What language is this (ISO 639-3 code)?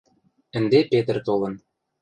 mrj